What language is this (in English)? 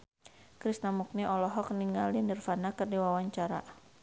Sundanese